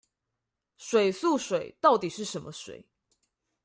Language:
Chinese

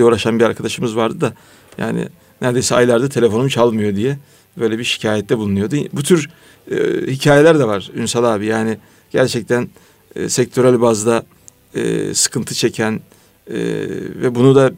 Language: Turkish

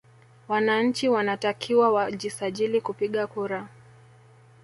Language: Swahili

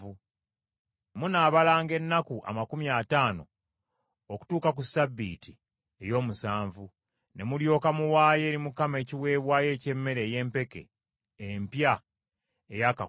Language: Ganda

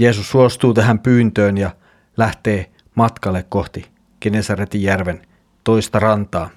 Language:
Finnish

